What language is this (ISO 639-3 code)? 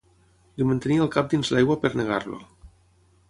cat